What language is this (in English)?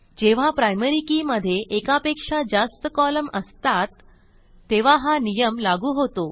Marathi